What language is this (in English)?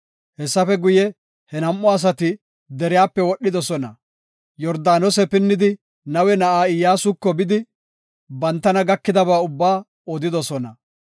Gofa